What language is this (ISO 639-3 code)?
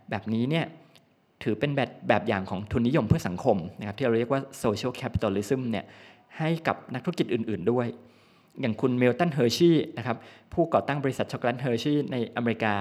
tha